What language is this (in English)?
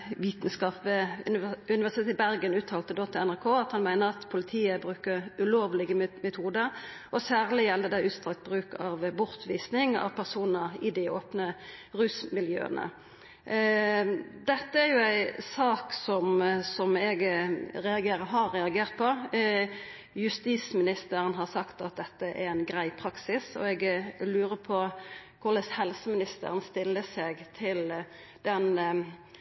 Norwegian Nynorsk